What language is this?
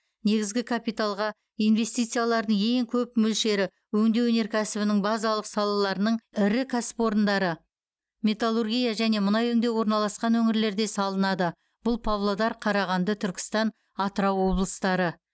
Kazakh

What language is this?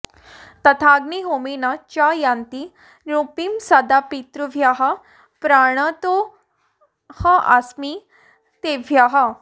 Sanskrit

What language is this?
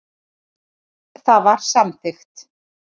Icelandic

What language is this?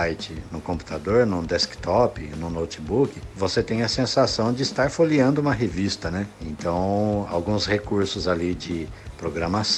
Portuguese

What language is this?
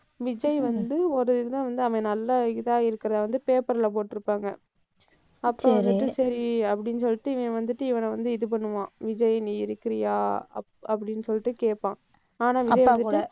Tamil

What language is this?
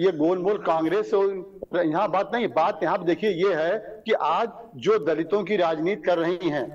Hindi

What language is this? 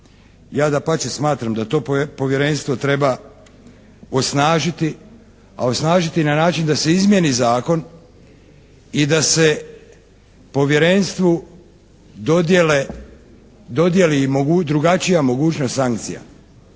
Croatian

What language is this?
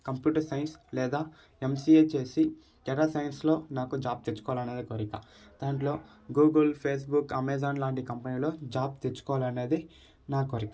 Telugu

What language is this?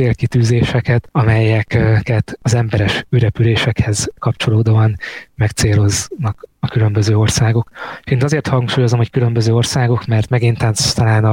Hungarian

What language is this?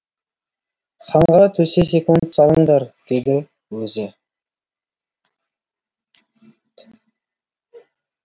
Kazakh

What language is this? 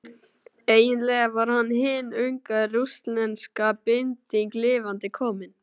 Icelandic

